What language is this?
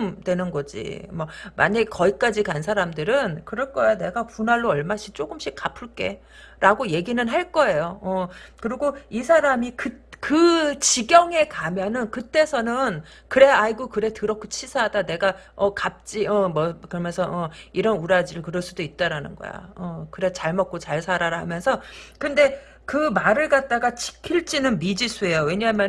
Korean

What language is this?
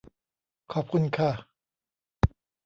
Thai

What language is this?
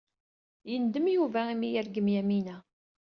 Kabyle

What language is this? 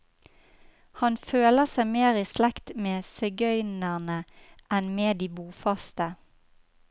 Norwegian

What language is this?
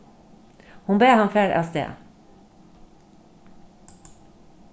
Faroese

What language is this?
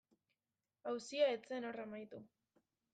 Basque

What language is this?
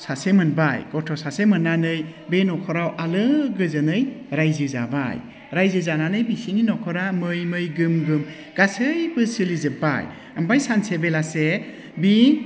Bodo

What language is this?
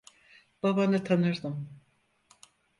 Turkish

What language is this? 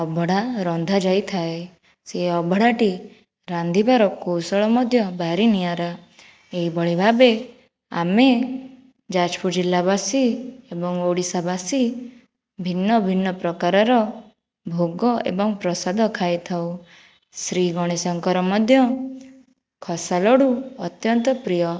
Odia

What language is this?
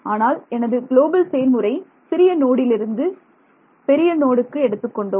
Tamil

